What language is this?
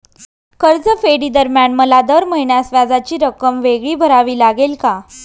Marathi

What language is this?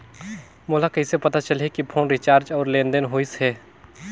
Chhattisgarhi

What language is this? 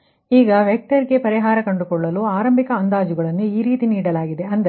Kannada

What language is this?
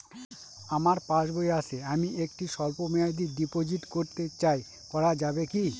Bangla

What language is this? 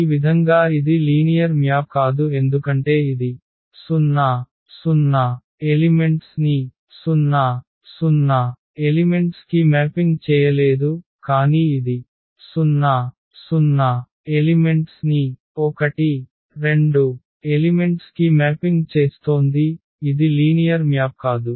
Telugu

